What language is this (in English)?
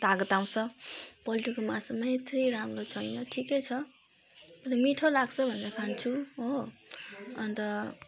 Nepali